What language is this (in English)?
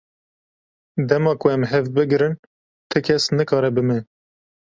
Kurdish